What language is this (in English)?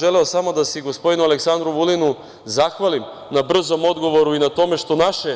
Serbian